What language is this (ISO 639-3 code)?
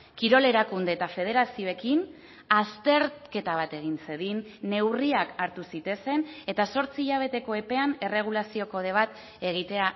eus